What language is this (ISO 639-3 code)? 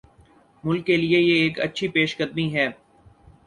urd